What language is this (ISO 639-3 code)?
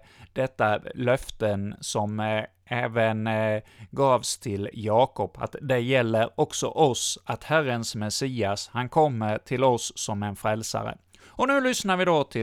swe